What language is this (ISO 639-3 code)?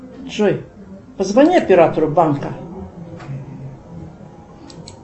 rus